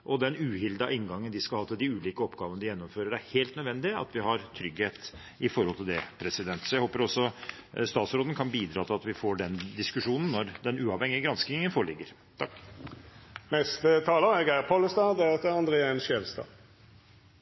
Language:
Norwegian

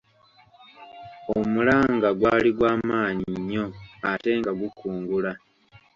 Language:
Ganda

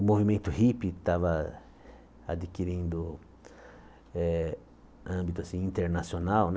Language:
Portuguese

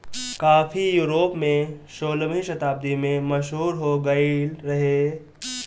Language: Bhojpuri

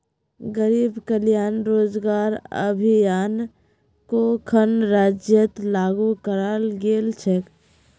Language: Magahi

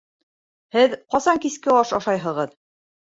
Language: Bashkir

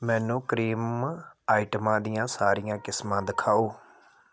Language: Punjabi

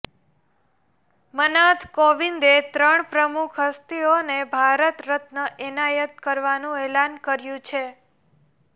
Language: Gujarati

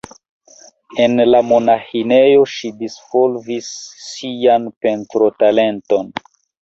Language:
Esperanto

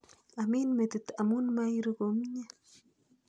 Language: Kalenjin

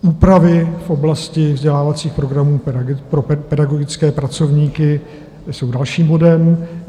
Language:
Czech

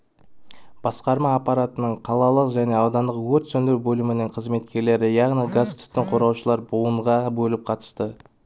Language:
Kazakh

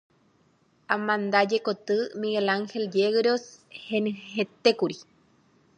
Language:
Guarani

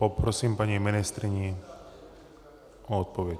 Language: Czech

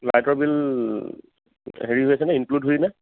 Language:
Assamese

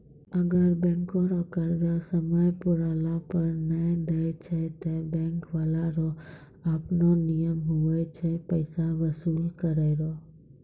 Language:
Maithili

